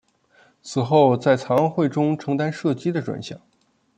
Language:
Chinese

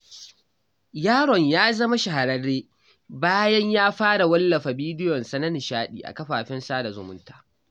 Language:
Hausa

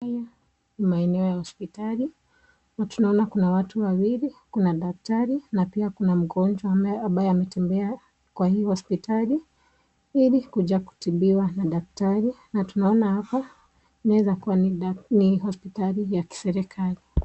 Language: Swahili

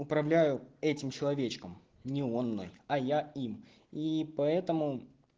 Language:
Russian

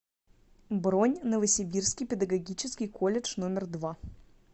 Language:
Russian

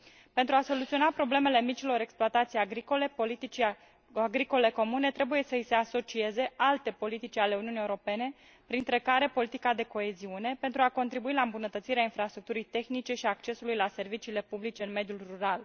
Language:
Romanian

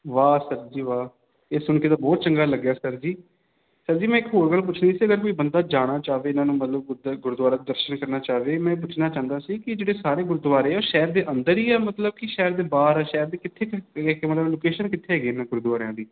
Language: Punjabi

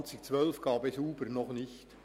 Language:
Swiss German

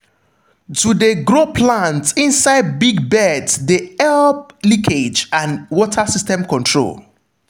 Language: Nigerian Pidgin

